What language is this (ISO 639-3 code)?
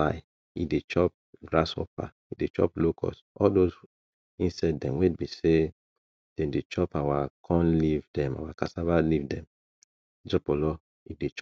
pcm